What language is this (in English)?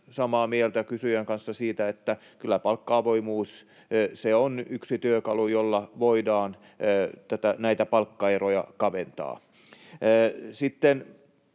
Finnish